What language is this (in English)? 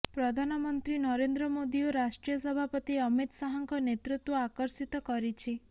Odia